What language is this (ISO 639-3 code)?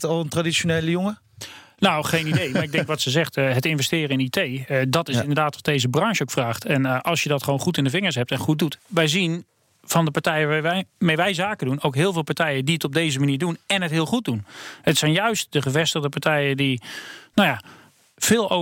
nld